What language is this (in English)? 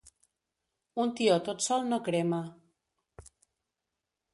Catalan